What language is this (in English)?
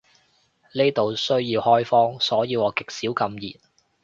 Cantonese